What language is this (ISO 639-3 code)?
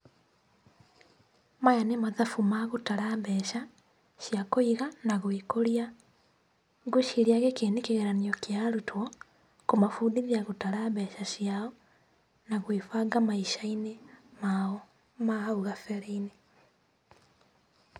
kik